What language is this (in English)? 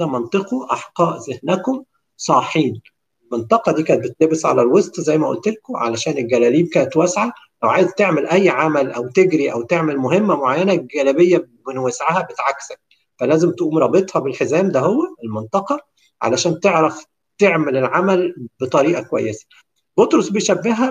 Arabic